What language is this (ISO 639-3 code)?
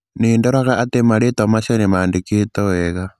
kik